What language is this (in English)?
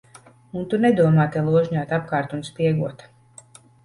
Latvian